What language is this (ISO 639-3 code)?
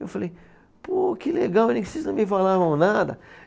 por